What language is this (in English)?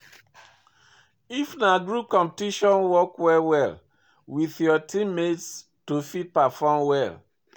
Nigerian Pidgin